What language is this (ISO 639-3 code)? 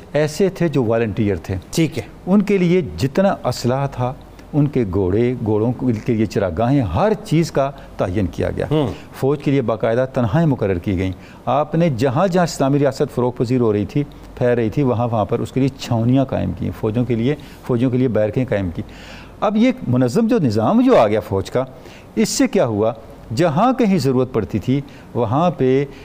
urd